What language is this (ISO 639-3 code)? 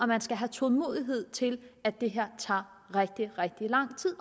dan